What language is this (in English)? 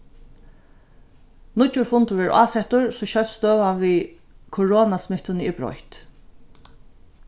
Faroese